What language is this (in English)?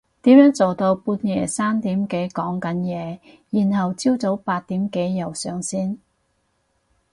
Cantonese